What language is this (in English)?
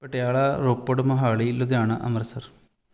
Punjabi